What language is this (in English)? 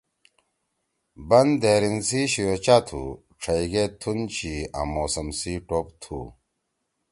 Torwali